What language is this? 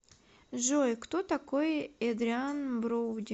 Russian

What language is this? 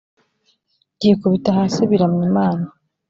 Kinyarwanda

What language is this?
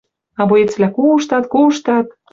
Western Mari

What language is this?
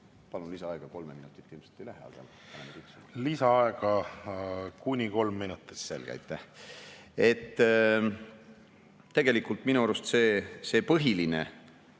Estonian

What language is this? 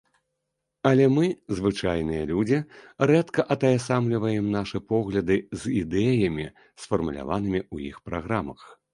Belarusian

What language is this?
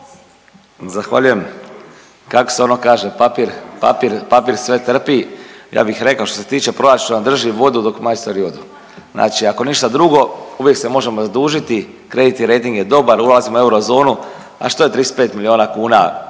Croatian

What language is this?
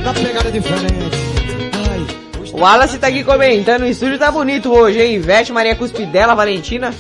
Portuguese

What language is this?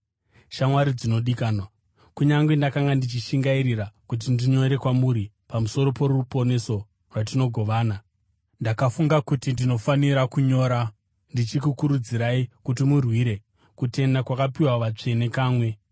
Shona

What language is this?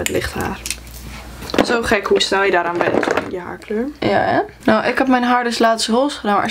Dutch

